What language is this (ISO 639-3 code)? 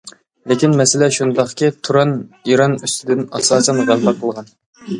uig